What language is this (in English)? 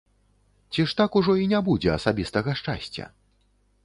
Belarusian